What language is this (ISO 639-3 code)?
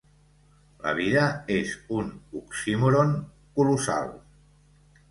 cat